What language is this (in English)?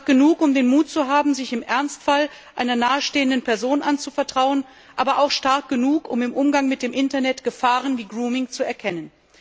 German